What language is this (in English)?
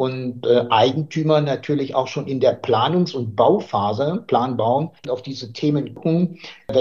German